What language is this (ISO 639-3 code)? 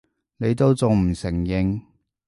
yue